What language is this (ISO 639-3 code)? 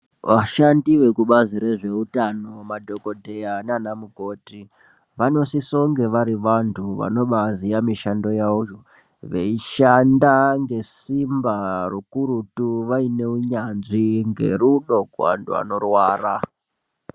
ndc